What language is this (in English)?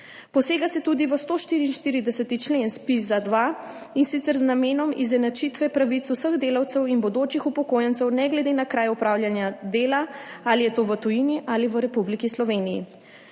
Slovenian